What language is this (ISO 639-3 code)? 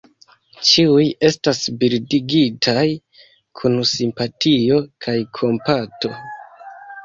epo